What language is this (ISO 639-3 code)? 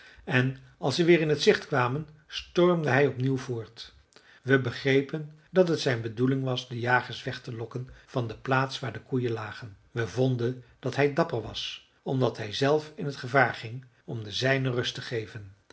nld